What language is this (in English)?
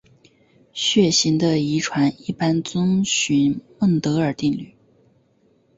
Chinese